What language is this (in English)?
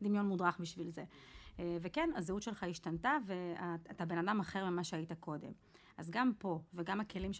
Hebrew